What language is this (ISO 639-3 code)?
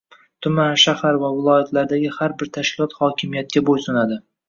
uzb